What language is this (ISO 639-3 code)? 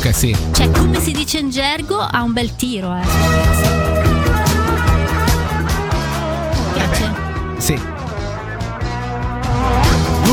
ita